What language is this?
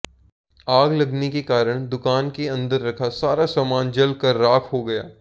Hindi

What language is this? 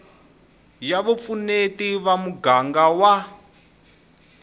Tsonga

